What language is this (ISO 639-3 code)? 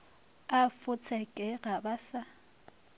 nso